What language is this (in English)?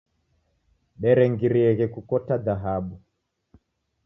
Taita